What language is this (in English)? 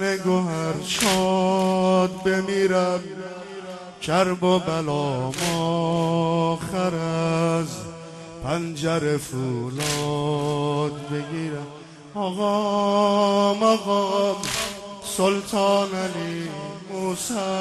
Persian